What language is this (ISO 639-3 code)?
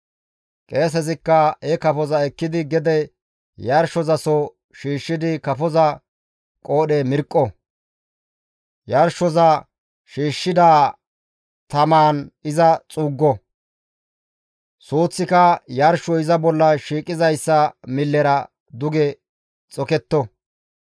gmv